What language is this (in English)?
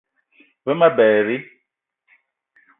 Eton (Cameroon)